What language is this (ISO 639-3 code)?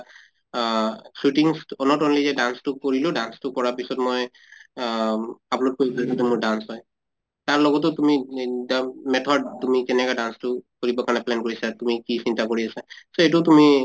asm